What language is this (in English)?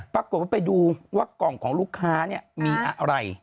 Thai